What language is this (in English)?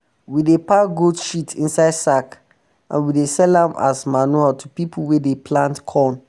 Nigerian Pidgin